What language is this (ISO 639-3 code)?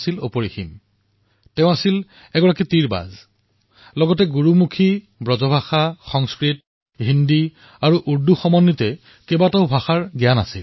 asm